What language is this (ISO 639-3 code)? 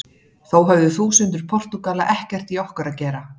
isl